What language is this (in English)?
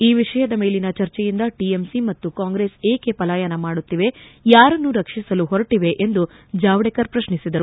Kannada